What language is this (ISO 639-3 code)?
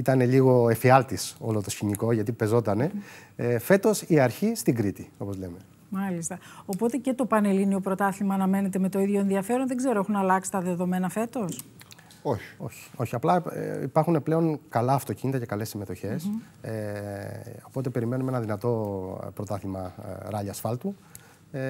ell